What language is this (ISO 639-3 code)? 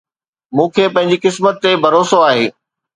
snd